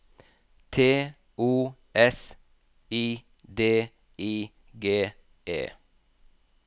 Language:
Norwegian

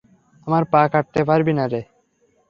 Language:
Bangla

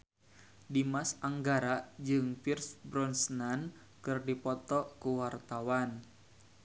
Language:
Sundanese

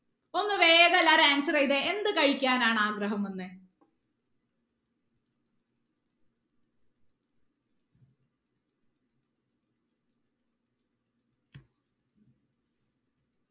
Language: Malayalam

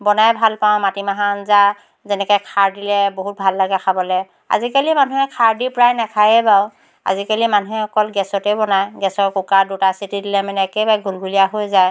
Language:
Assamese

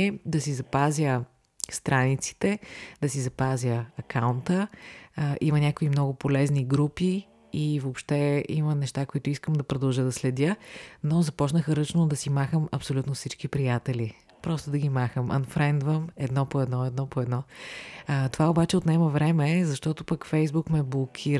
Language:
Bulgarian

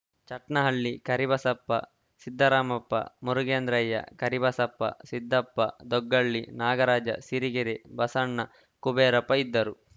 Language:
Kannada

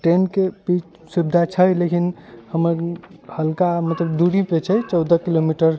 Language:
Maithili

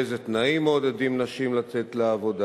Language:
Hebrew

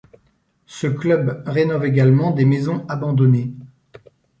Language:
French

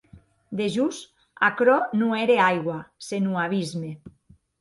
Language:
Occitan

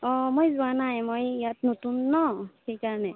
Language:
Assamese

